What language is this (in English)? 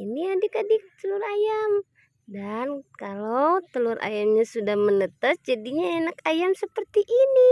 Indonesian